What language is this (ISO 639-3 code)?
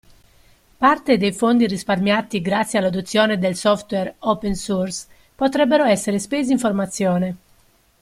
ita